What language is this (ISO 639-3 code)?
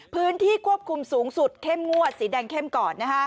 tha